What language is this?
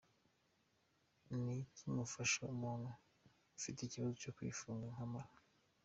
Kinyarwanda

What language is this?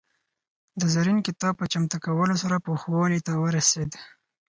Pashto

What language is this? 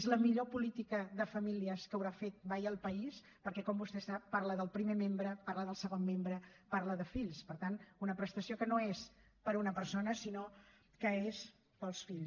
Catalan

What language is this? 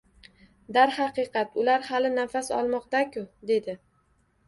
Uzbek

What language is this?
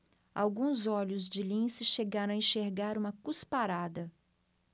Portuguese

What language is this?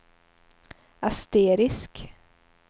Swedish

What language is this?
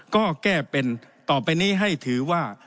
Thai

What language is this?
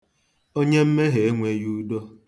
Igbo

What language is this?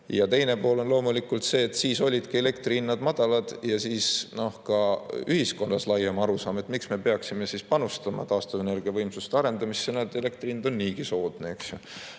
Estonian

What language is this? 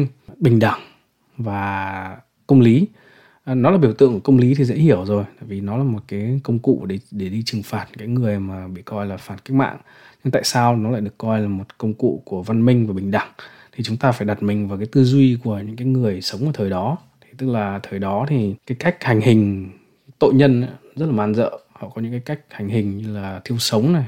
Vietnamese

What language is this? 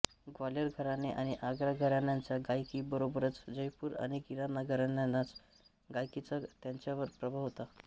Marathi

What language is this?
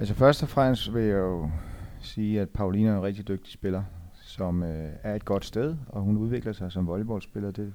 Danish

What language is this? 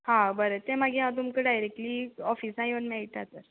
Konkani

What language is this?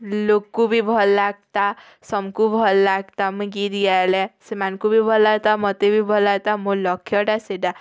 Odia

